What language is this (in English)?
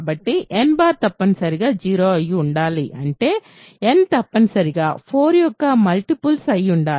Telugu